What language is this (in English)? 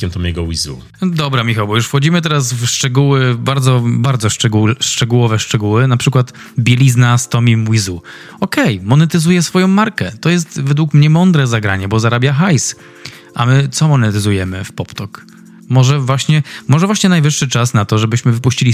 Polish